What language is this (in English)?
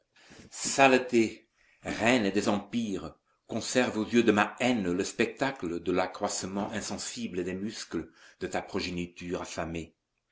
French